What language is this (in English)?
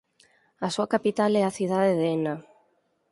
Galician